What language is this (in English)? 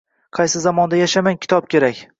Uzbek